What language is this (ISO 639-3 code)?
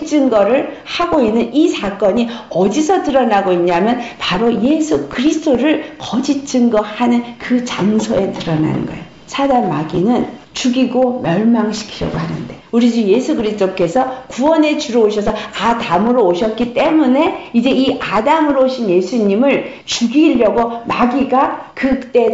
kor